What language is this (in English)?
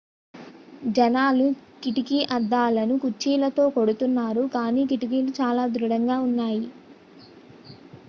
Telugu